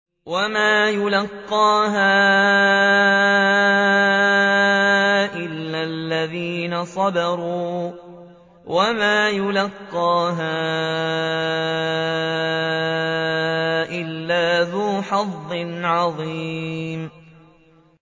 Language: Arabic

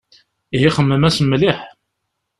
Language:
Kabyle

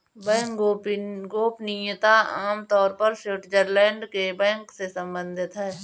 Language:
Hindi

